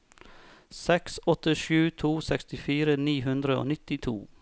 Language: Norwegian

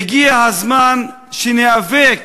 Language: Hebrew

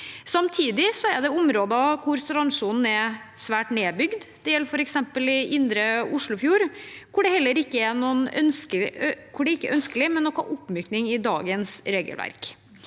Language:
Norwegian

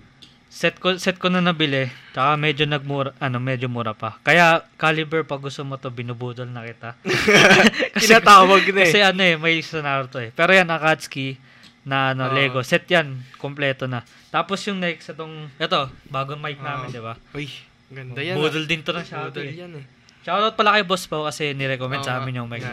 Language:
Filipino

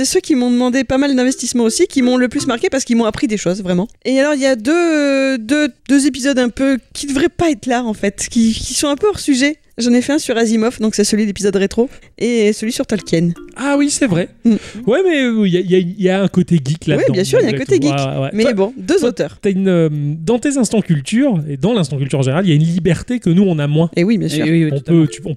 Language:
French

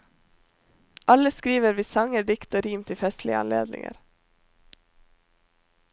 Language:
Norwegian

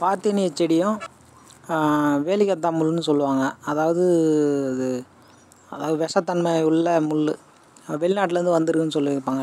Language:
Thai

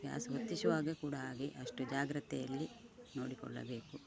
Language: Kannada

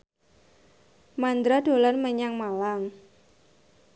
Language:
Javanese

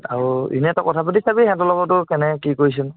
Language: Assamese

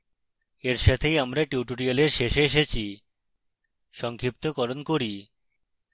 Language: Bangla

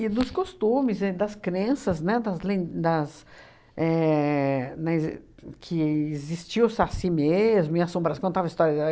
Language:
Portuguese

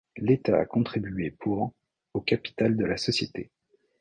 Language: French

